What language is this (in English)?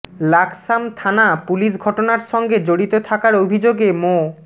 Bangla